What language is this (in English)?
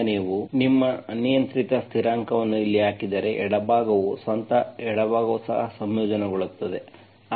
Kannada